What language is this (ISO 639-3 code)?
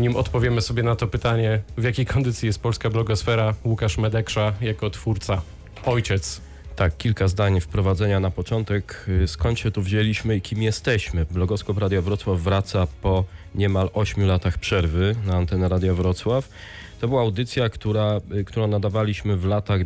pol